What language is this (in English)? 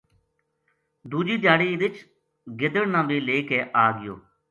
Gujari